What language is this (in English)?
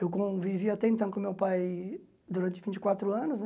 Portuguese